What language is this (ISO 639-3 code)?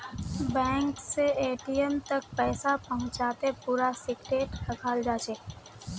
mag